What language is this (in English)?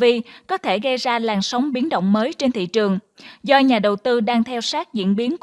Vietnamese